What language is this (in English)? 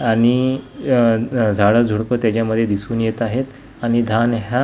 Marathi